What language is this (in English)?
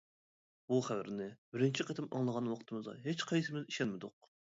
Uyghur